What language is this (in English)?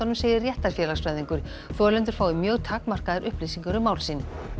Icelandic